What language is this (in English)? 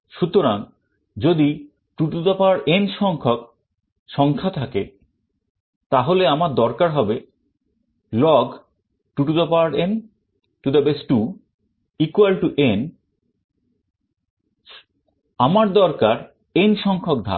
Bangla